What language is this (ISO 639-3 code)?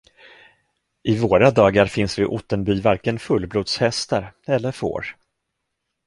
swe